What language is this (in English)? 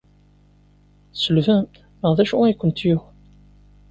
Kabyle